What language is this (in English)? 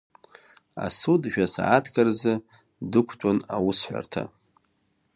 Abkhazian